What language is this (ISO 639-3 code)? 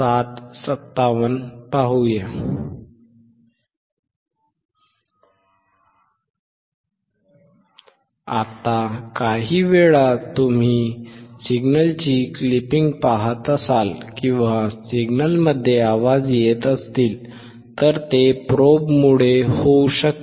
mar